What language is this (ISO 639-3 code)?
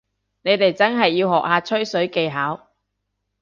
yue